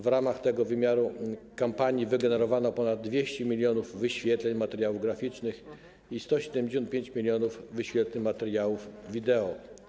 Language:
Polish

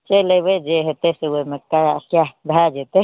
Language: Maithili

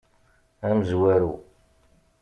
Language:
Kabyle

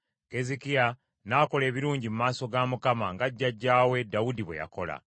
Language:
Ganda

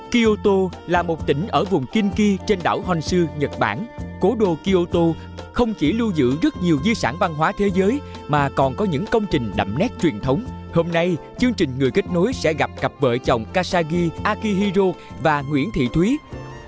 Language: Vietnamese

